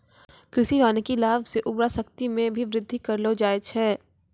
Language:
Maithili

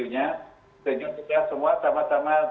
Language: Indonesian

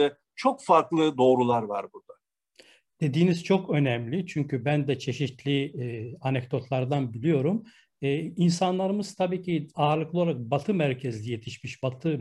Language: Turkish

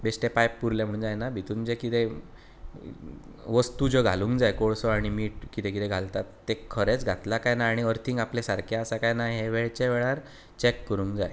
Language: Konkani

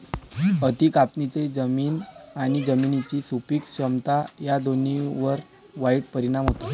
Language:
Marathi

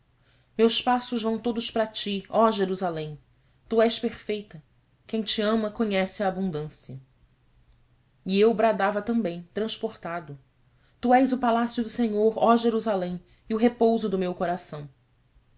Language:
Portuguese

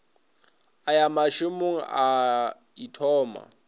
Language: Northern Sotho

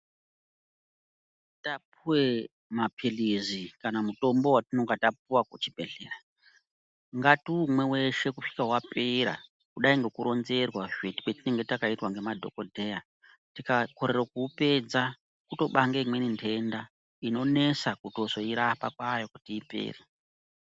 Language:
Ndau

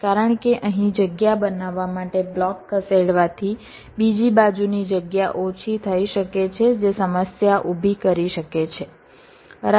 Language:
Gujarati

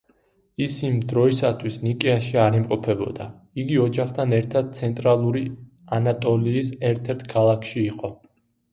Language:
Georgian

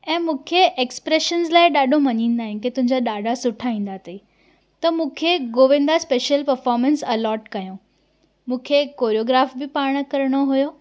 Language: Sindhi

